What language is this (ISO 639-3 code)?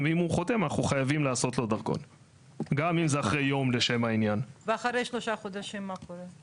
heb